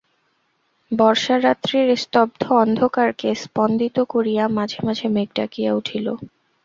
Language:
Bangla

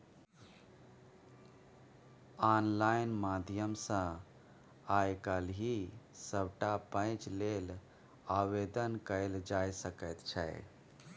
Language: Maithili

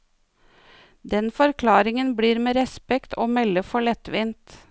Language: Norwegian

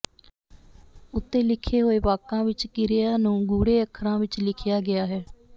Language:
Punjabi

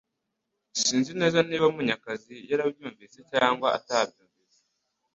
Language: Kinyarwanda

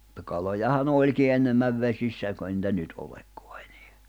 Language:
Finnish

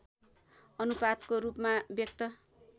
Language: Nepali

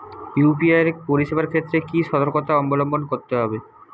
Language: Bangla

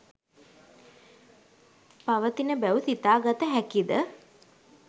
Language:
Sinhala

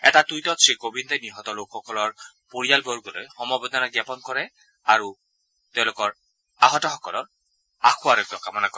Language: Assamese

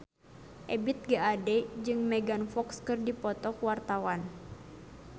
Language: Sundanese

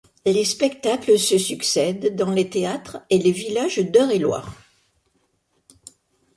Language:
French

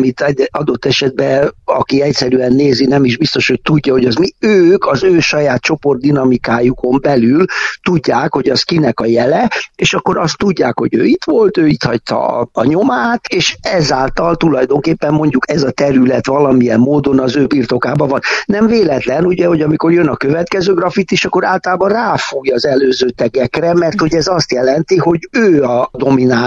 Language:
Hungarian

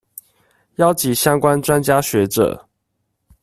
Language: Chinese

